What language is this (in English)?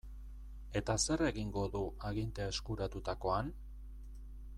Basque